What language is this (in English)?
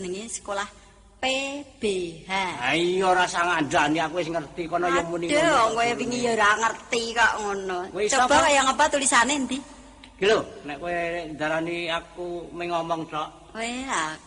Indonesian